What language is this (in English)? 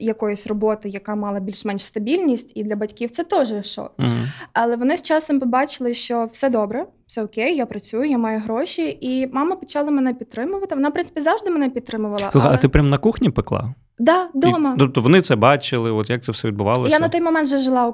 Ukrainian